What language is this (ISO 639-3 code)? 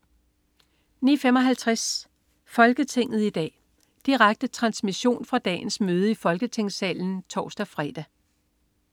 dan